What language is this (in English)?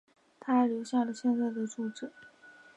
Chinese